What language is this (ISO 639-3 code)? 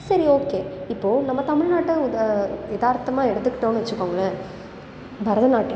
tam